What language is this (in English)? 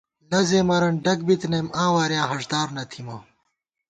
Gawar-Bati